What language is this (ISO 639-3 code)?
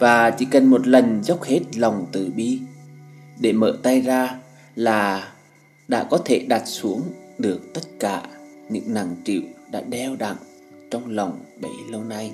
vie